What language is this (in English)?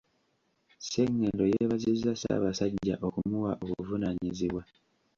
Ganda